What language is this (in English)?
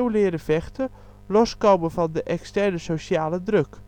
Dutch